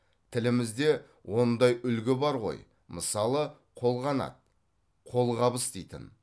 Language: Kazakh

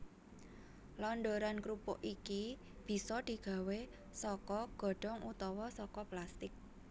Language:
Javanese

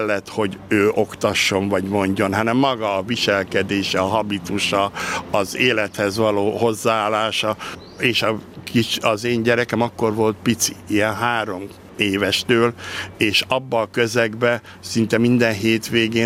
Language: Hungarian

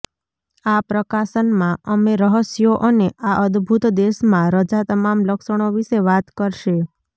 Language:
Gujarati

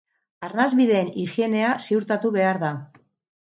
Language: Basque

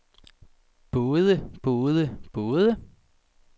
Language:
Danish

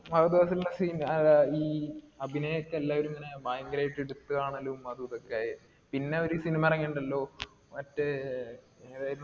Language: Malayalam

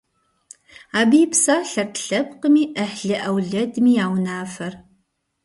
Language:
Kabardian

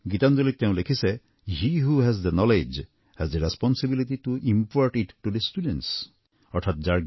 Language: Assamese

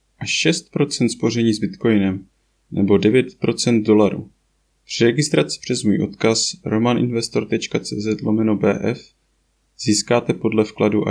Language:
Czech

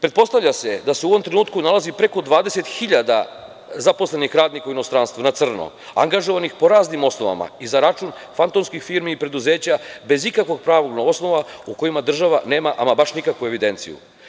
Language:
Serbian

